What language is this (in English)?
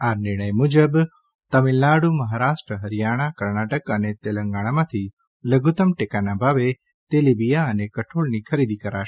Gujarati